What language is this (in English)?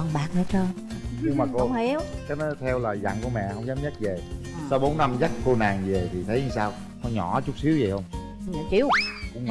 Vietnamese